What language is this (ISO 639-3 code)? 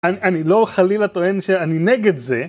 heb